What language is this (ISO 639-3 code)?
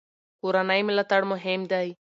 pus